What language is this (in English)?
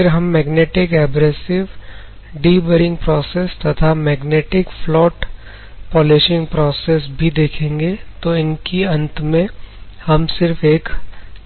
Hindi